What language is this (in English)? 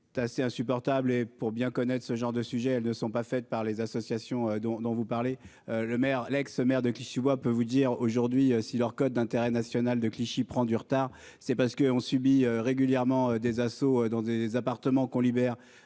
French